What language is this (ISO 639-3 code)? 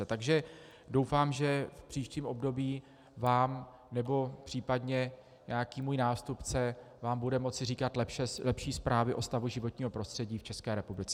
ces